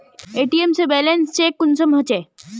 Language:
Magahi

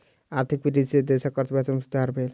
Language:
Maithili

